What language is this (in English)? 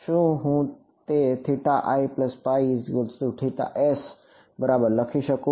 Gujarati